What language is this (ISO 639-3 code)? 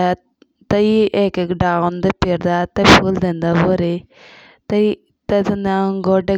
jns